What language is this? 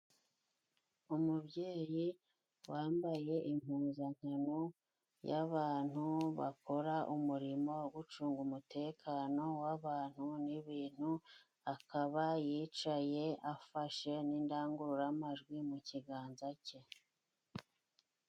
Kinyarwanda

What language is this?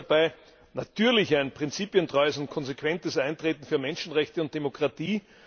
German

